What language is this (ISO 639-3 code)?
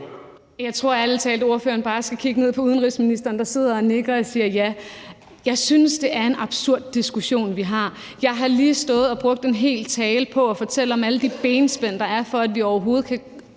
dan